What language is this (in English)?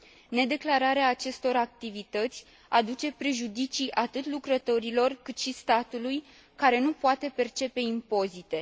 Romanian